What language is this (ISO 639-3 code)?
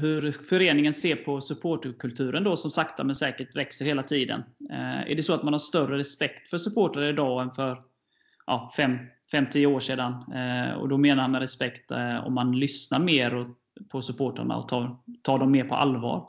swe